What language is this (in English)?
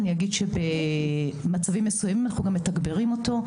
Hebrew